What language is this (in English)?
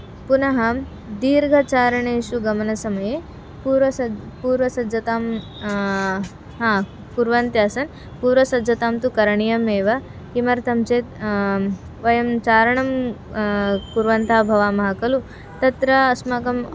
Sanskrit